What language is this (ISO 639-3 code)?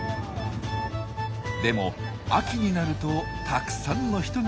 jpn